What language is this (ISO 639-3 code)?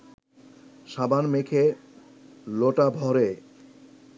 ben